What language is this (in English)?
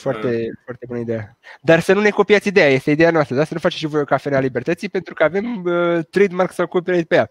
Romanian